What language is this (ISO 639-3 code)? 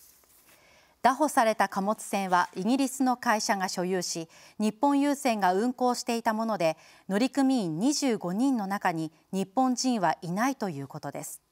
jpn